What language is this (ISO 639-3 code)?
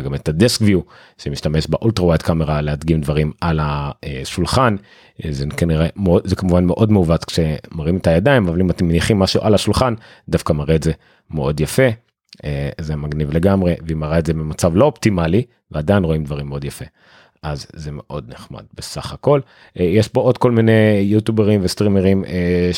heb